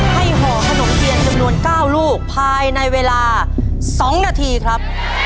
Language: Thai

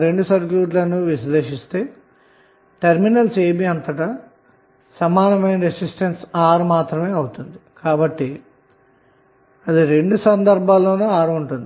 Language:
Telugu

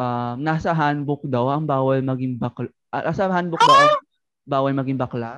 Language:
Filipino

